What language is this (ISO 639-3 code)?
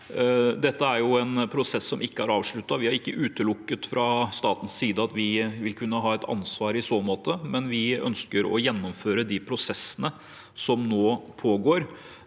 nor